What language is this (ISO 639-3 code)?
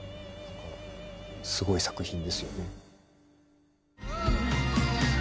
jpn